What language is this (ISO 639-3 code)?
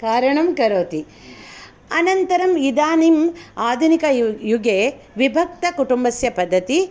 san